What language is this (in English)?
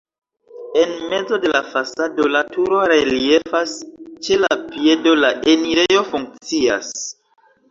Esperanto